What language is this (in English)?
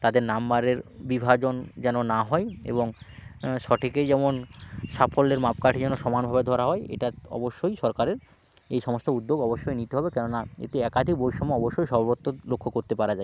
Bangla